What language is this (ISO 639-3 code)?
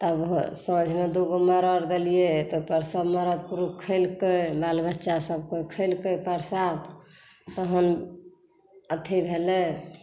mai